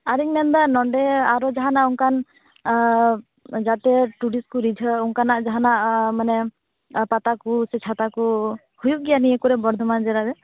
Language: Santali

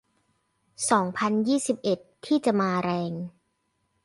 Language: Thai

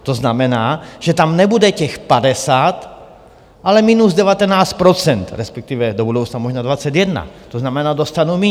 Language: Czech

